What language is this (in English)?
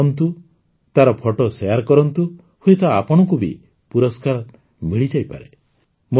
Odia